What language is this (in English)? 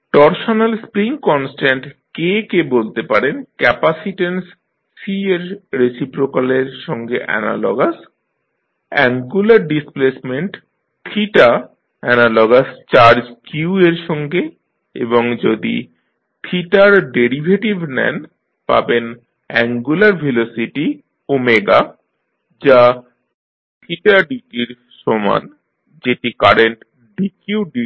Bangla